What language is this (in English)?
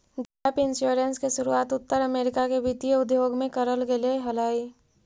Magahi